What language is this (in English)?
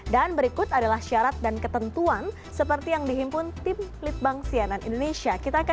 Indonesian